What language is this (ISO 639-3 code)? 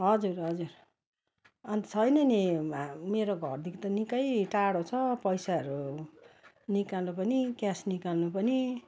nep